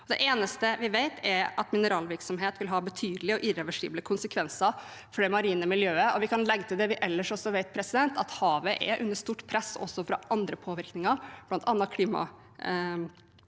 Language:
Norwegian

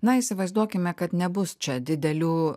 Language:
Lithuanian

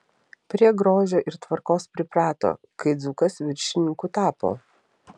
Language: Lithuanian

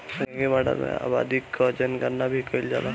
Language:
Bhojpuri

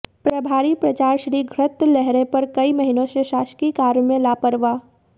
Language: Hindi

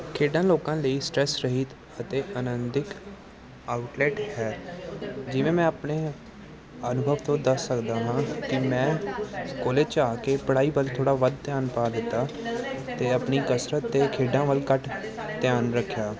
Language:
Punjabi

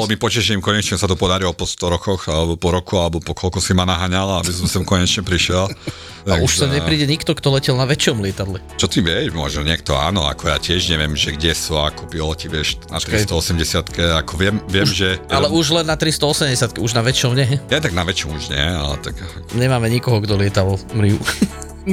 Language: Slovak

